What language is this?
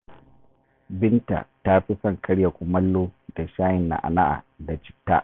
Hausa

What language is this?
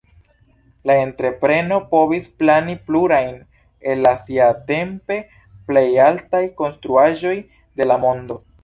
Esperanto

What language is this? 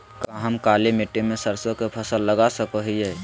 Magahi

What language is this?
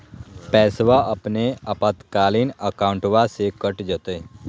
Magahi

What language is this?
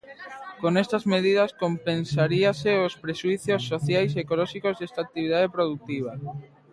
Galician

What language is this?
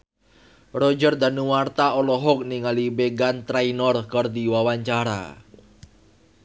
Sundanese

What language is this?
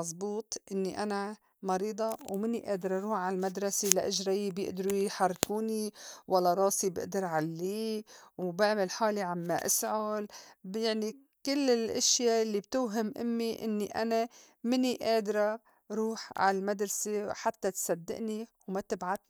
North Levantine Arabic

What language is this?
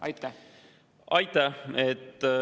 Estonian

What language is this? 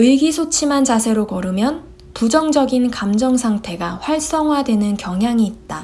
Korean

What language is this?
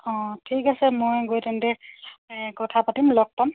Assamese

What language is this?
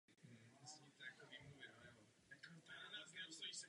Czech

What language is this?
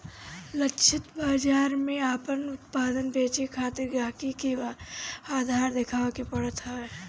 Bhojpuri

